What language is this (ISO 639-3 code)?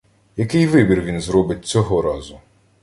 ukr